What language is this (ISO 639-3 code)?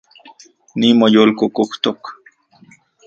ncx